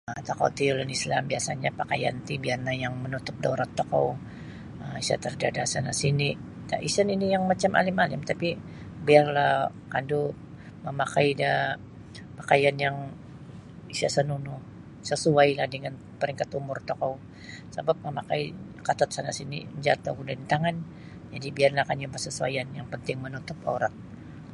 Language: Sabah Bisaya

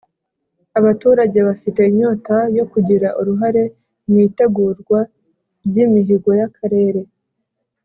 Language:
Kinyarwanda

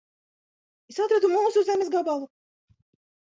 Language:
Latvian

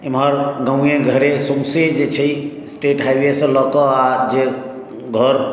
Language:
Maithili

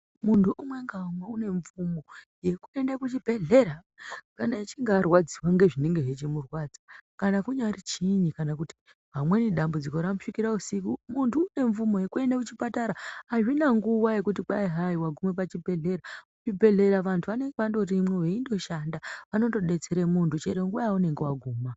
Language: Ndau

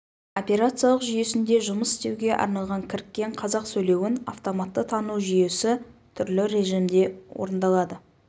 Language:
Kazakh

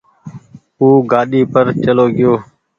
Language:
Goaria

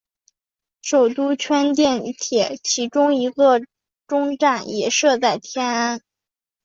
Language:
Chinese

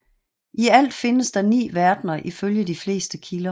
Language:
Danish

